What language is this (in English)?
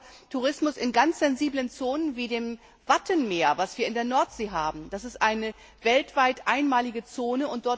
German